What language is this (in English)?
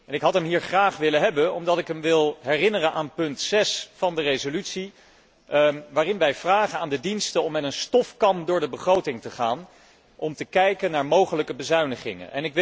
Dutch